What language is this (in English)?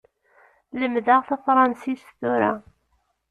Kabyle